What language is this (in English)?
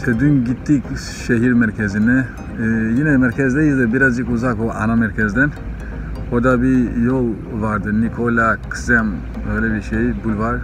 Turkish